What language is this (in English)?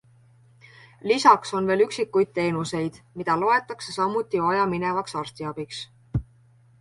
Estonian